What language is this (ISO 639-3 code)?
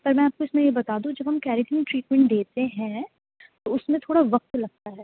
urd